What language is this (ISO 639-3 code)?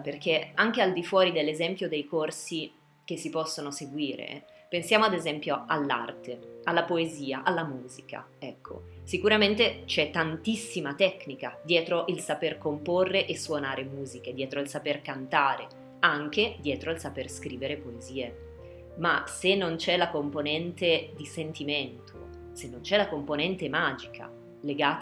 ita